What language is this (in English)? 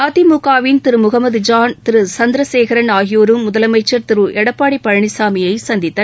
Tamil